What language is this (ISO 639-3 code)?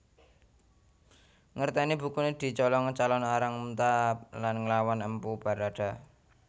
jav